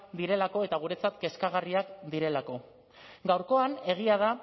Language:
Basque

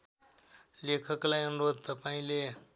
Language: Nepali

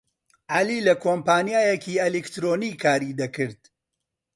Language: Central Kurdish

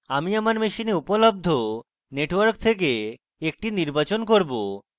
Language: Bangla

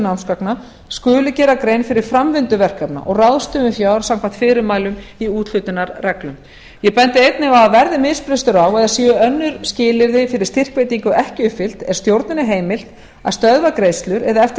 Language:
Icelandic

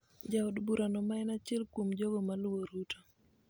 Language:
Luo (Kenya and Tanzania)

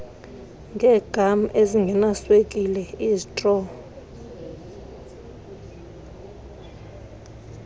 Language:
Xhosa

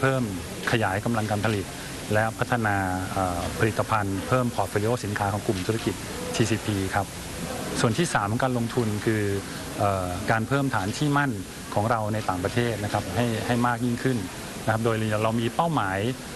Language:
Thai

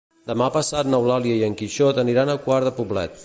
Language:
Catalan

